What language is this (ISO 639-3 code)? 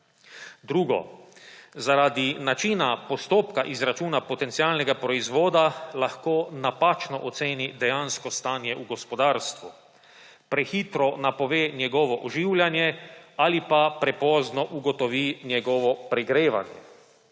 slv